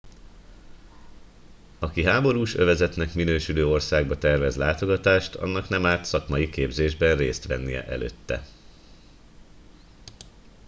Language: Hungarian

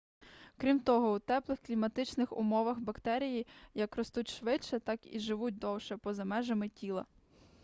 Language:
Ukrainian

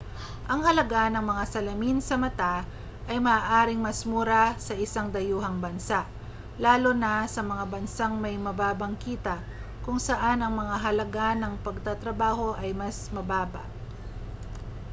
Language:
Filipino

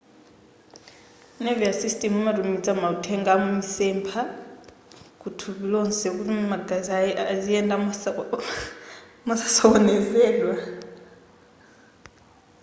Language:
Nyanja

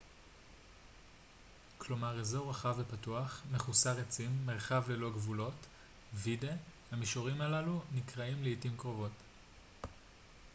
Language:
Hebrew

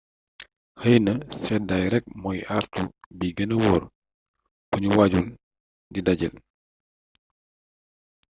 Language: Wolof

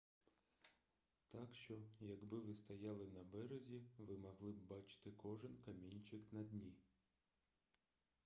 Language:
Ukrainian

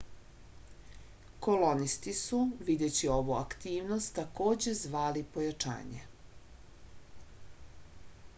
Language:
Serbian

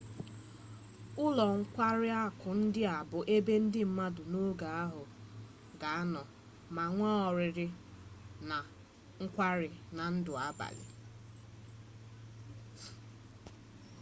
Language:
Igbo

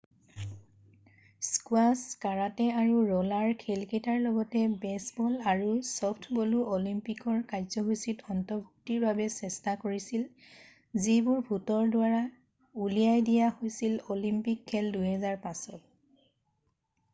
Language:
Assamese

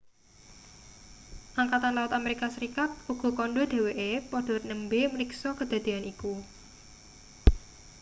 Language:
Javanese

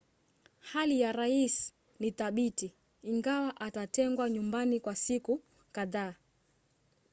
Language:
Swahili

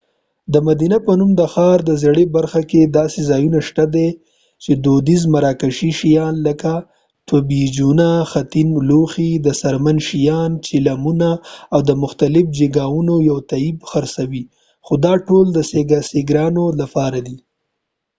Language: Pashto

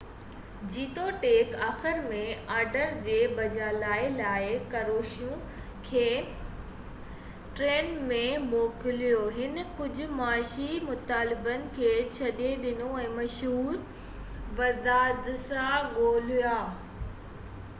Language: Sindhi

